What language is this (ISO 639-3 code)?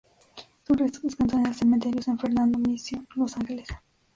spa